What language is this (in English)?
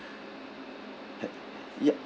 English